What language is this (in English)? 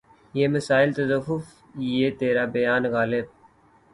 Urdu